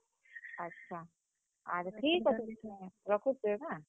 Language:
Odia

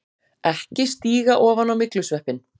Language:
Icelandic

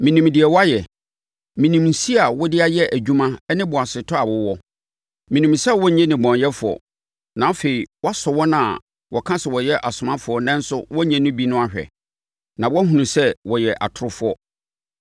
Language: Akan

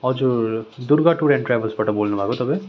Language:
Nepali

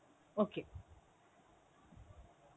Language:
Bangla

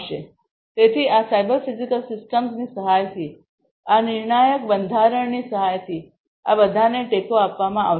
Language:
Gujarati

